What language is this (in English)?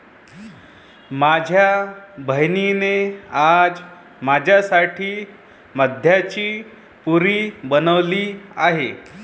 Marathi